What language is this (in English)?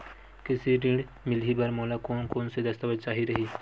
Chhattisgarhi